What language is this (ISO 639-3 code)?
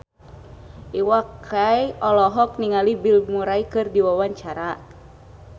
sun